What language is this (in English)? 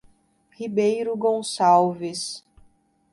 Portuguese